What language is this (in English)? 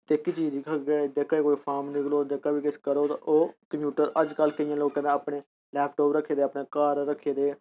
Dogri